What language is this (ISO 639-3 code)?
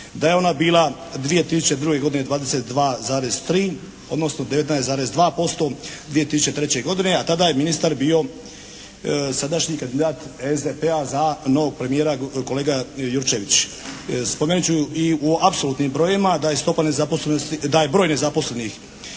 hrv